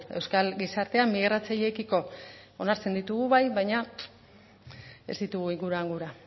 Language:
Basque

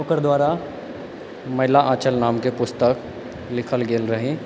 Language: Maithili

